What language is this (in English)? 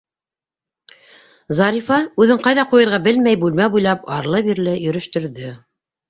Bashkir